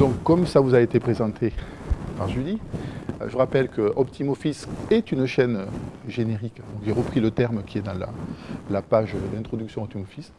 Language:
French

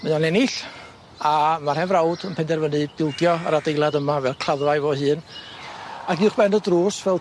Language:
Welsh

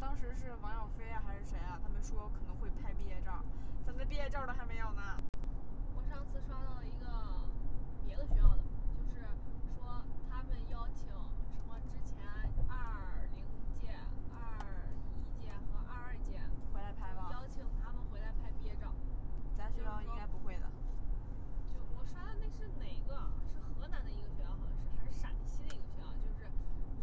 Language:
Chinese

